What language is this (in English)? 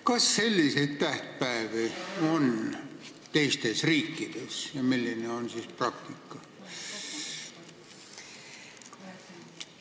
Estonian